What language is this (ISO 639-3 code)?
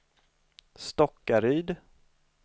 swe